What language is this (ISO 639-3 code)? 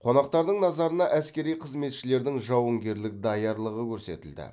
kaz